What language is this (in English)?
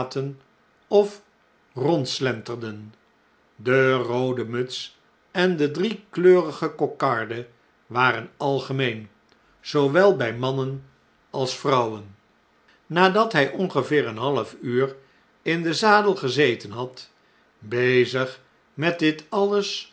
Dutch